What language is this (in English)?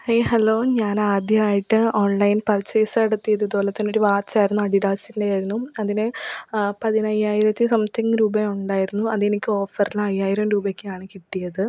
Malayalam